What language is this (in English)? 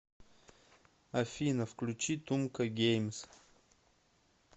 Russian